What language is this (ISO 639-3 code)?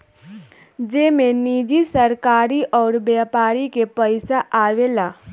bho